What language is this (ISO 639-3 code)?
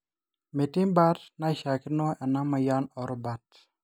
mas